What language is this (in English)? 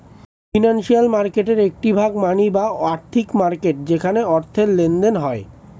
Bangla